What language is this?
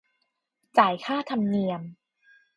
Thai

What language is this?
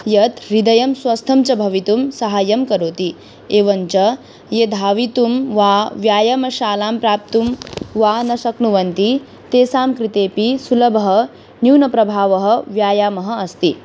Sanskrit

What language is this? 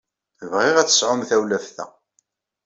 Kabyle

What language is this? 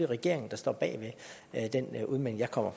Danish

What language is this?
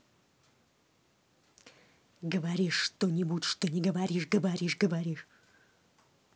Russian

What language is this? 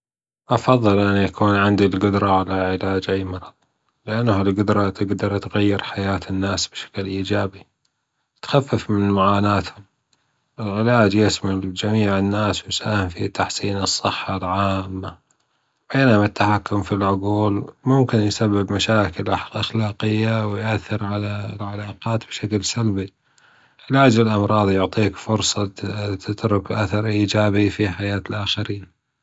Gulf Arabic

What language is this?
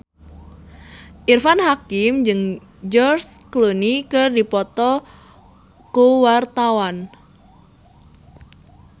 Sundanese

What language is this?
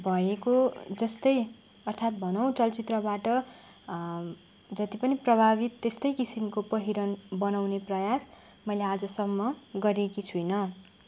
Nepali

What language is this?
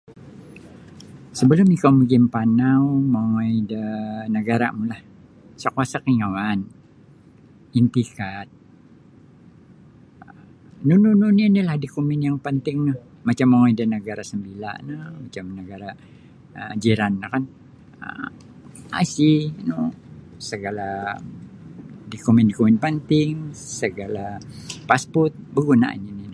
Sabah Bisaya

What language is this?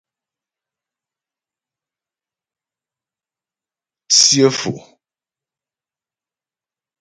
Ghomala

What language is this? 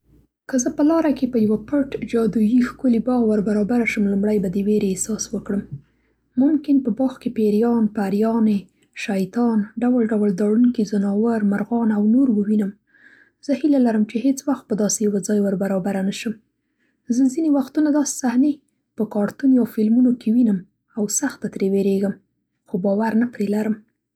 Central Pashto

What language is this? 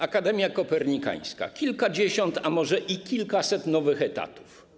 Polish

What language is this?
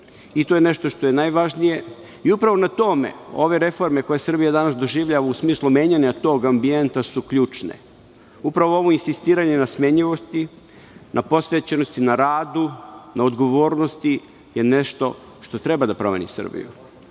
Serbian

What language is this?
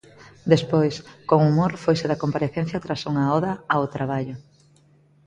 Galician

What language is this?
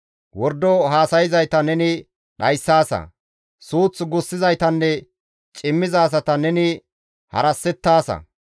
Gamo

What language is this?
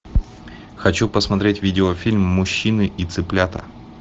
Russian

